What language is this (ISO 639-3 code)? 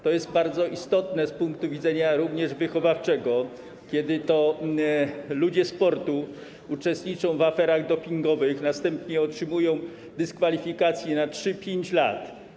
pol